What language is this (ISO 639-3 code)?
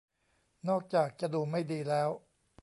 tha